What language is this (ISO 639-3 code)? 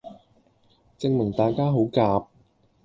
yue